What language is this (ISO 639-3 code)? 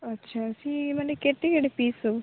ori